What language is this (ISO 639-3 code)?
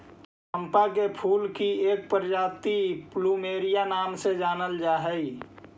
mag